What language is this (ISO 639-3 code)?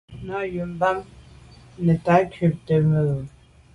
byv